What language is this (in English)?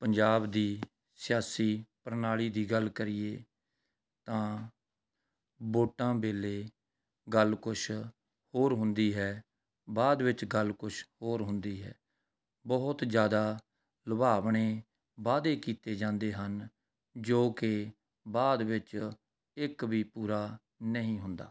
Punjabi